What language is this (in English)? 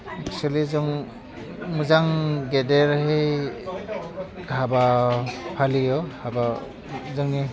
Bodo